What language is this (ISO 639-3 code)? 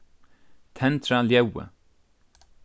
fao